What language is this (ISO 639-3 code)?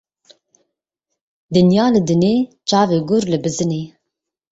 kur